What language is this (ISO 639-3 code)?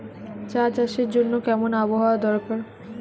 ben